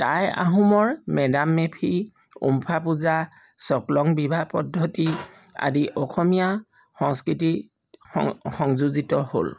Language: Assamese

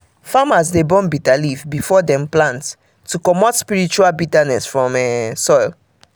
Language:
Nigerian Pidgin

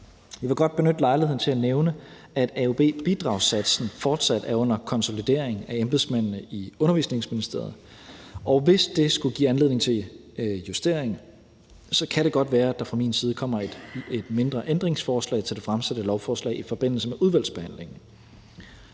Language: Danish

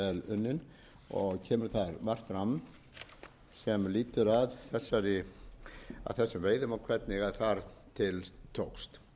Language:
Icelandic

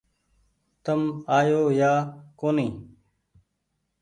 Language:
Goaria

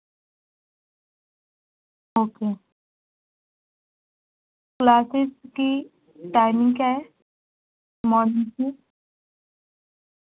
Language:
Urdu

